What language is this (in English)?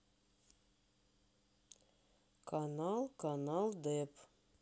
Russian